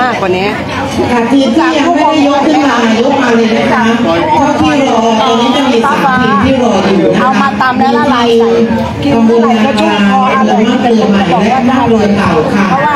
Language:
Thai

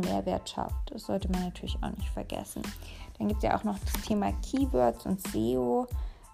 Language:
German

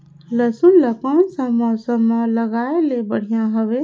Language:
Chhattisgarhi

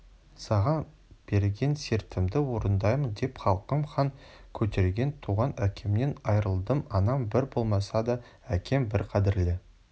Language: Kazakh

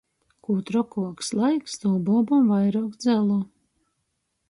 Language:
Latgalian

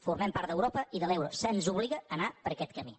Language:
Catalan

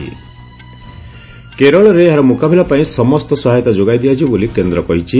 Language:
Odia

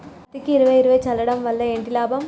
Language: Telugu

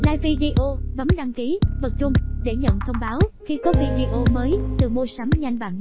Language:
Vietnamese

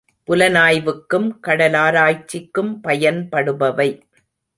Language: Tamil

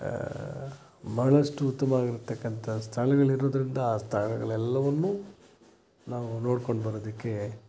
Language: Kannada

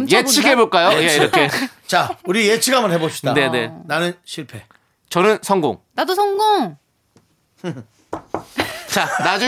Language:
Korean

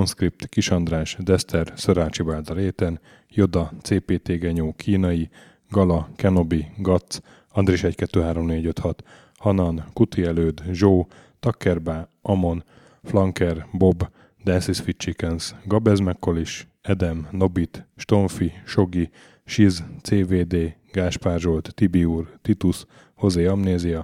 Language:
Hungarian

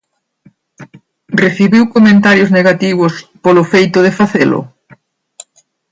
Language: Galician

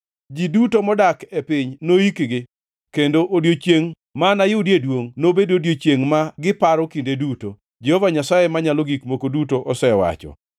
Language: Luo (Kenya and Tanzania)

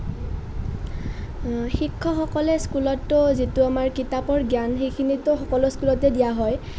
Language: Assamese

